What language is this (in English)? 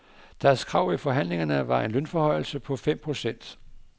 Danish